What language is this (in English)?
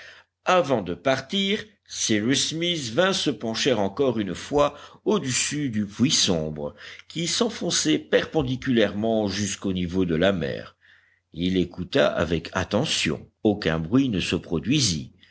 French